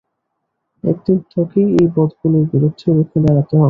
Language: Bangla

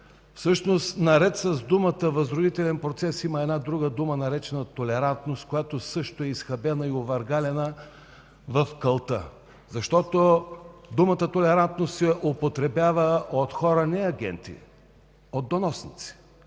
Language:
Bulgarian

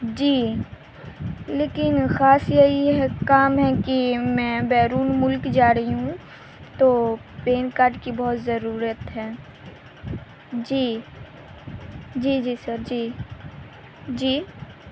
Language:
Urdu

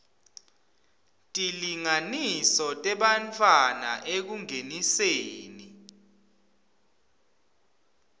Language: Swati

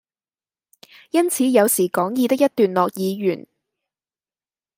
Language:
Cantonese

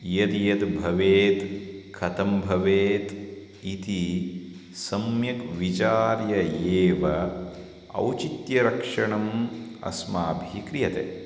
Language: Sanskrit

